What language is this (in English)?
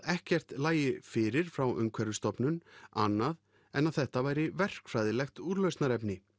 Icelandic